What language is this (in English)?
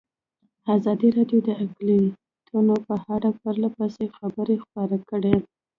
Pashto